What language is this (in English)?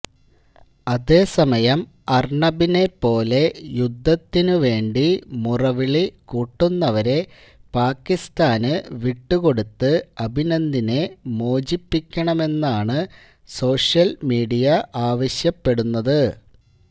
Malayalam